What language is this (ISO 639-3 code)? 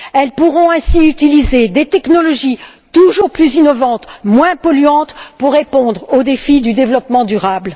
fra